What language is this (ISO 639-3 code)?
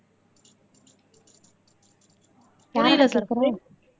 tam